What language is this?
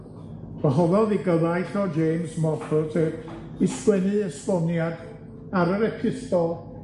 Welsh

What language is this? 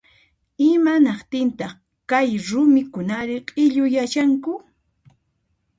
Puno Quechua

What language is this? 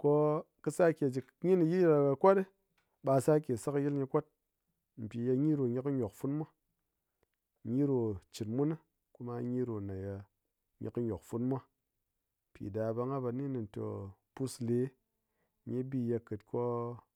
Ngas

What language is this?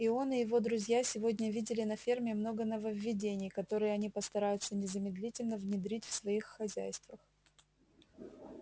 Russian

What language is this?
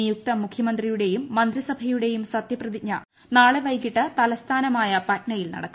Malayalam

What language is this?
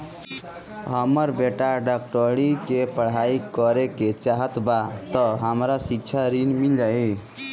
Bhojpuri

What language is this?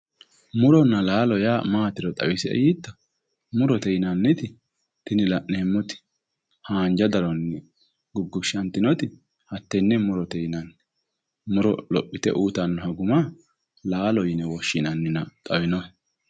Sidamo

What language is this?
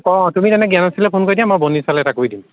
Assamese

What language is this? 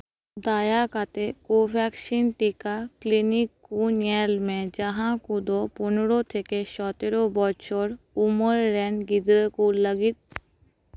Santali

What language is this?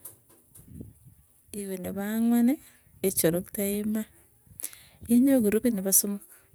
Tugen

